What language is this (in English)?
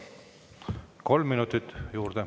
Estonian